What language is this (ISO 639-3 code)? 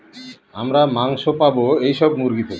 ben